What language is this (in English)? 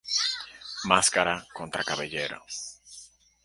Spanish